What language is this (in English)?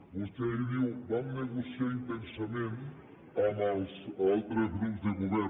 Catalan